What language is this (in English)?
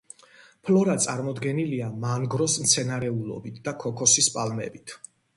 Georgian